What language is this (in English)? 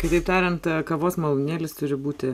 Lithuanian